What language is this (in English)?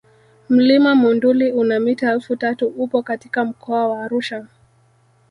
Swahili